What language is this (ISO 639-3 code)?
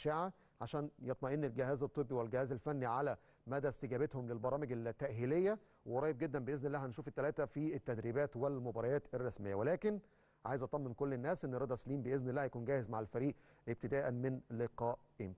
ara